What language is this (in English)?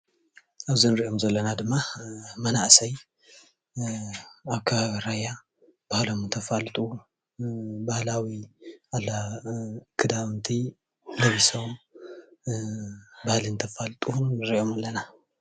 Tigrinya